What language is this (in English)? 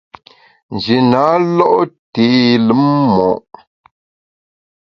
Bamun